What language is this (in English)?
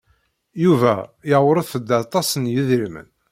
Kabyle